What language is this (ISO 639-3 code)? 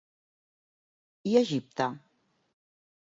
cat